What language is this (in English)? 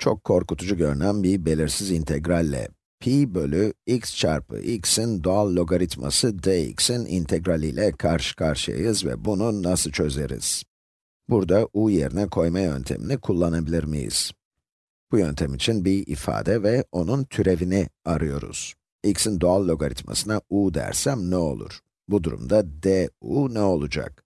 Turkish